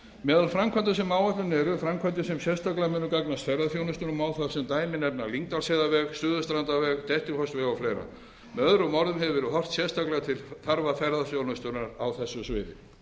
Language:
Icelandic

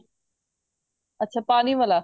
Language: Punjabi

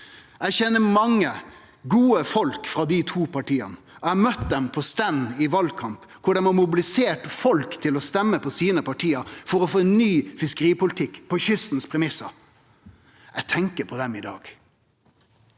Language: Norwegian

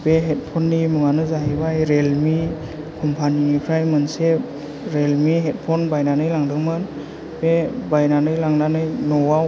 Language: Bodo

